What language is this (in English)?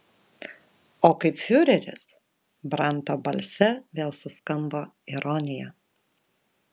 Lithuanian